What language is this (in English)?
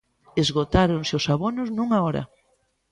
Galician